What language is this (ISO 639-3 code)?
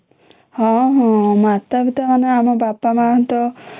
ori